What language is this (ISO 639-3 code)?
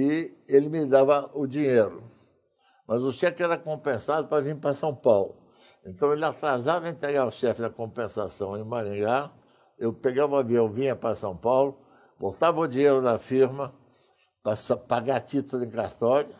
por